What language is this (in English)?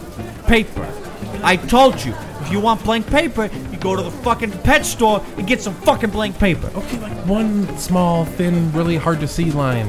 English